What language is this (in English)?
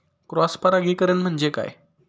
Marathi